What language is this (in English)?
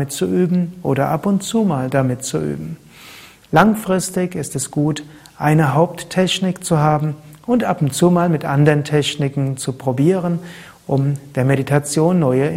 German